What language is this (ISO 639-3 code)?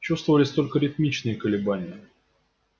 rus